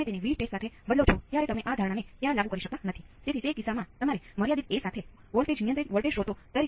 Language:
Gujarati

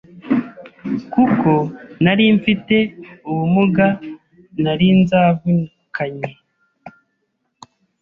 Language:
Kinyarwanda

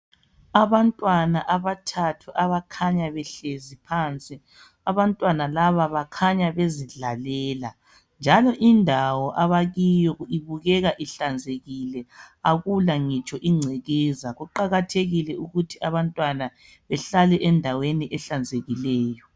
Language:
North Ndebele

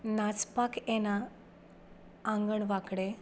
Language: Konkani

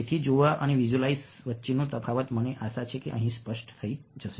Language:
Gujarati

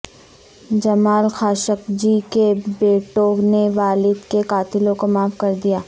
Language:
Urdu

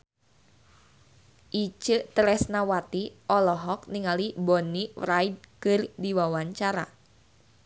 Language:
Sundanese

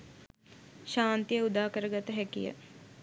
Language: Sinhala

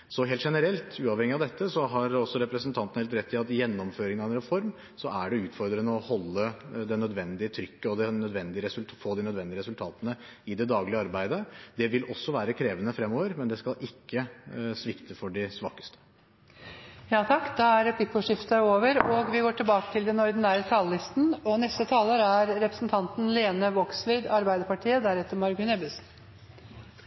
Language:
Norwegian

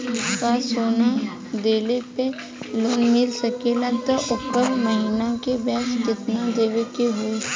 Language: Bhojpuri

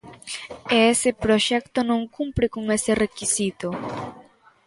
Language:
Galician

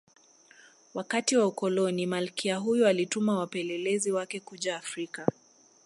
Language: Swahili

